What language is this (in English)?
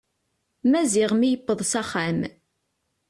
Kabyle